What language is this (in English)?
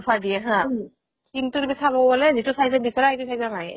Assamese